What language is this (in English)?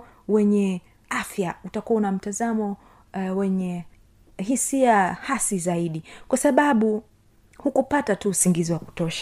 Swahili